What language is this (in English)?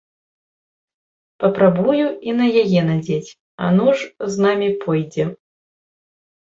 Belarusian